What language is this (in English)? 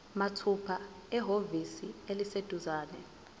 Zulu